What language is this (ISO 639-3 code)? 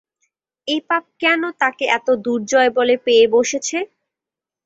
ben